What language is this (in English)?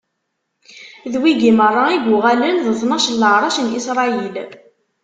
Kabyle